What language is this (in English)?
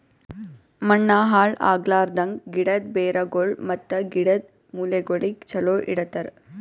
Kannada